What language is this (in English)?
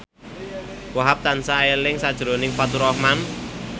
Javanese